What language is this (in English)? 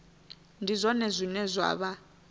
Venda